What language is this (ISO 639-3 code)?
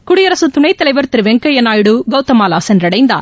tam